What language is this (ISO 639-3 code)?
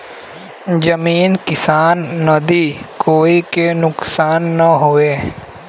bho